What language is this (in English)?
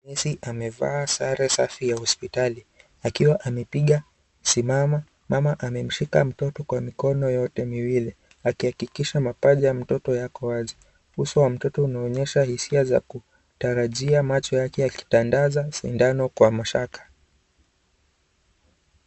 Swahili